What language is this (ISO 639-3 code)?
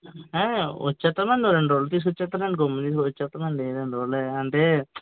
tel